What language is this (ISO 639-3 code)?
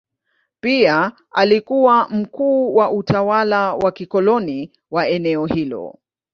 swa